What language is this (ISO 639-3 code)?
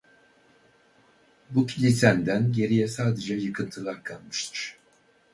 tur